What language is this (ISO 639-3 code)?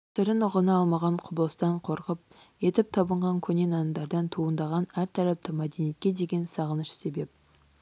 kaz